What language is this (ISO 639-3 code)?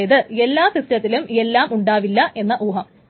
mal